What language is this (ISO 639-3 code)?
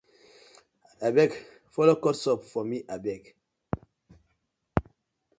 pcm